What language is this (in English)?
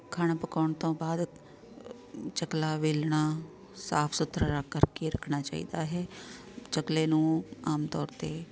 Punjabi